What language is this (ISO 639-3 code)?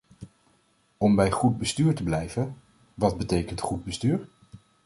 nld